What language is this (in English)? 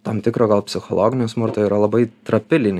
Lithuanian